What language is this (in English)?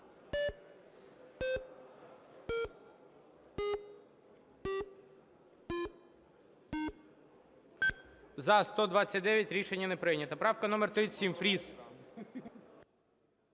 Ukrainian